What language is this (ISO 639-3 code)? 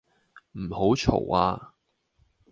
yue